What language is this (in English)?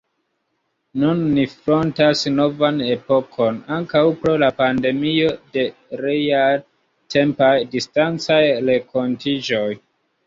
Esperanto